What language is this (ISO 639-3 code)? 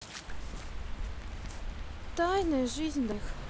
rus